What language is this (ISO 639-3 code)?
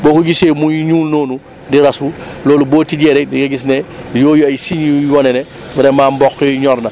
wol